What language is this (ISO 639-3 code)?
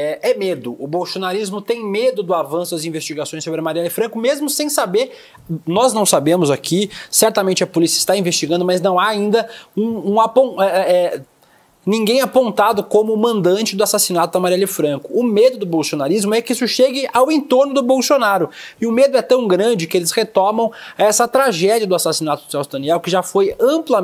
por